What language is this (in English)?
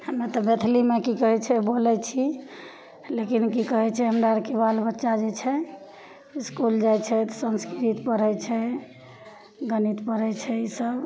Maithili